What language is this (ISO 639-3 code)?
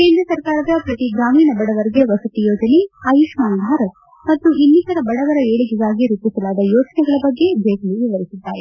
kan